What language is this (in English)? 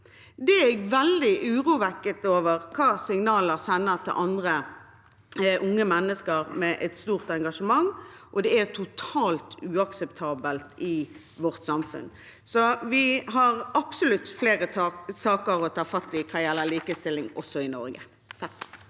Norwegian